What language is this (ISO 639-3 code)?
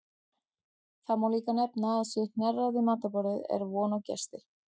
isl